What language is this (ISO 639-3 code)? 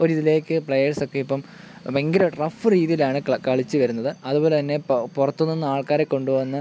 mal